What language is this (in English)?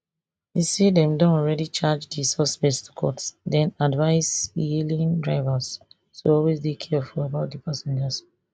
Nigerian Pidgin